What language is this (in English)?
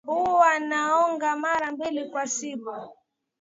Swahili